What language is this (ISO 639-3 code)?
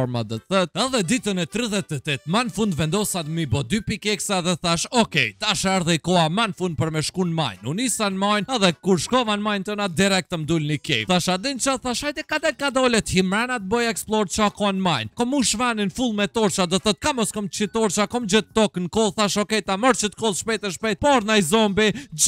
ron